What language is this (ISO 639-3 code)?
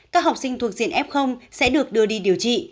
vie